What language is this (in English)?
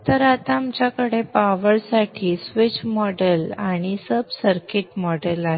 Marathi